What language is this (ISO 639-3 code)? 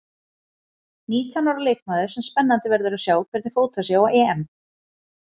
isl